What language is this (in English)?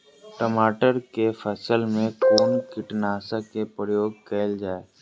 Maithili